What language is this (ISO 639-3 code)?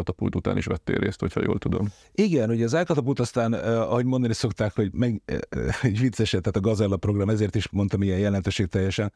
hun